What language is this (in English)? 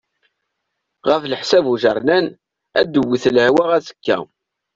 Kabyle